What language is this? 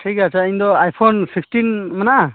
Santali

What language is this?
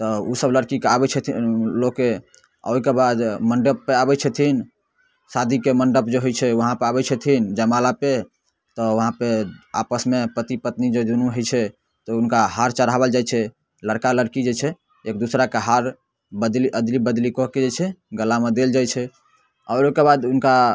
Maithili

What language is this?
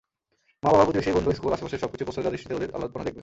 Bangla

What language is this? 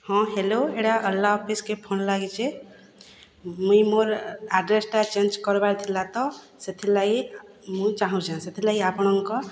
Odia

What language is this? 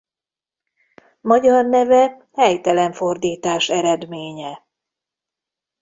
Hungarian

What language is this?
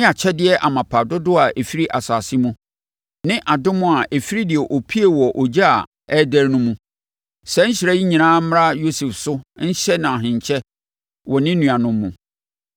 Akan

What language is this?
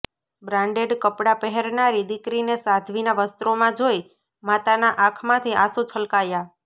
Gujarati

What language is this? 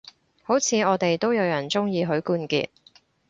Cantonese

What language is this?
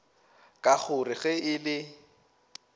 Northern Sotho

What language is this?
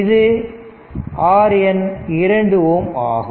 Tamil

